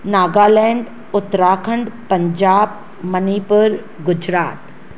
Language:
Sindhi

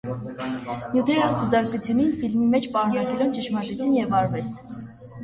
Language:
Armenian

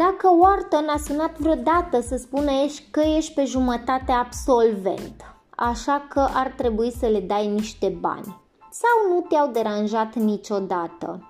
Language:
Romanian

